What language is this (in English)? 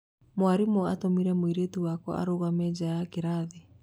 Kikuyu